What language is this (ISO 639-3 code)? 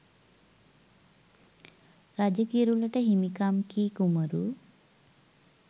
sin